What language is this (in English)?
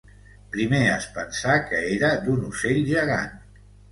Catalan